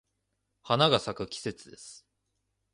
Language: Japanese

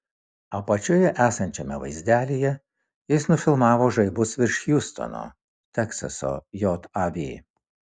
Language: Lithuanian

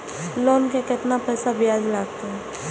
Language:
Maithili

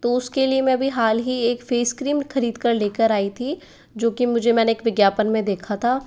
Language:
Hindi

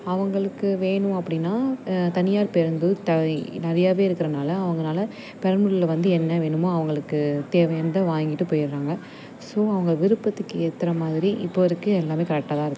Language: Tamil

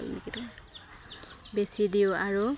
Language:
Assamese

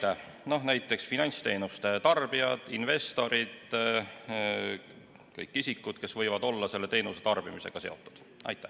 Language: Estonian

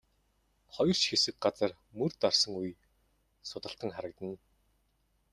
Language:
Mongolian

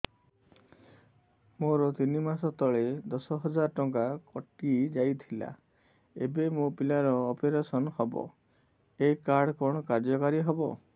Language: Odia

